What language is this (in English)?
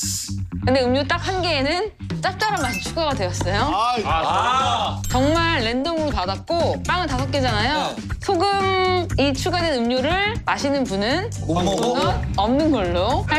Korean